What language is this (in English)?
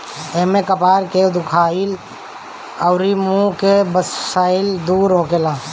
Bhojpuri